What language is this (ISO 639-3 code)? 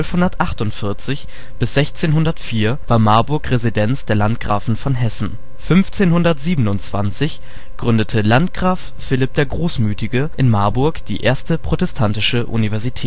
deu